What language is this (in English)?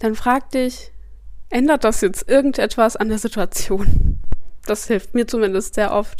German